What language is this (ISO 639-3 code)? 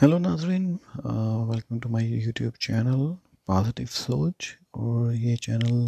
urd